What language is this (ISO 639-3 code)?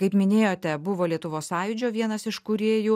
lit